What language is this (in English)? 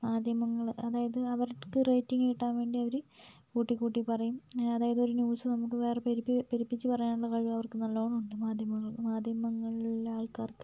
Malayalam